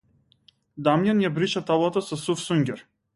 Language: Macedonian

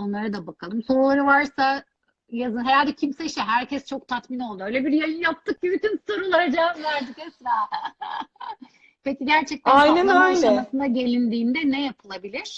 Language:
Turkish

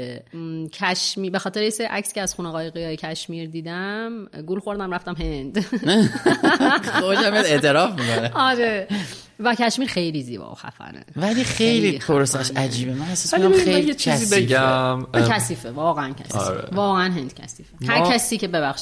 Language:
Persian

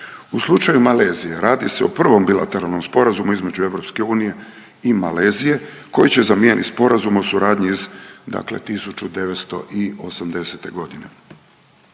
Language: Croatian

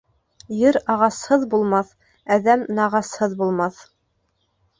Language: Bashkir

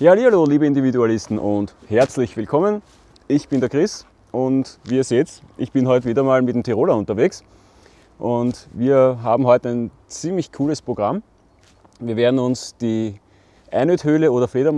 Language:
German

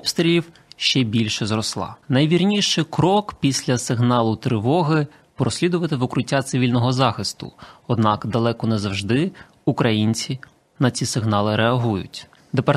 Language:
Ukrainian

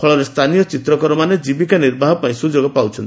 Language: Odia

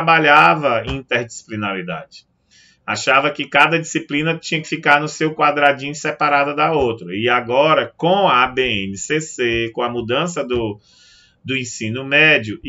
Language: Portuguese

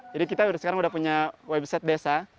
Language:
Indonesian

